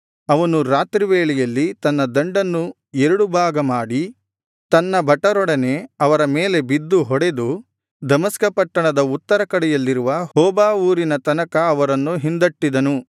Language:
Kannada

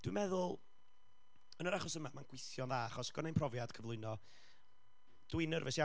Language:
Welsh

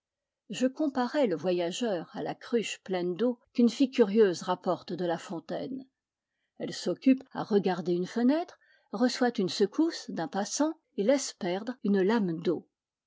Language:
French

